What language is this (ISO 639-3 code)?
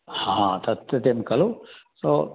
san